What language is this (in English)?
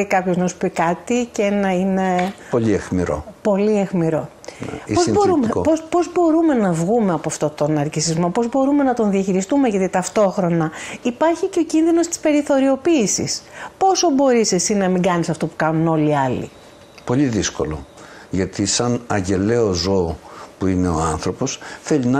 Greek